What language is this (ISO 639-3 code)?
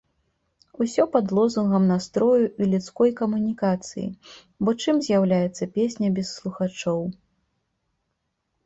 bel